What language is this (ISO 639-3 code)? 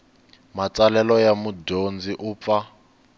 tso